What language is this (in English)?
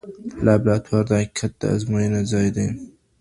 Pashto